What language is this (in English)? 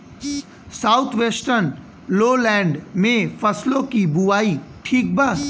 Bhojpuri